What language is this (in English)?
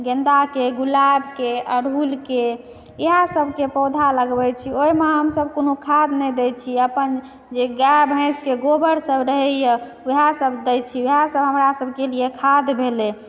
Maithili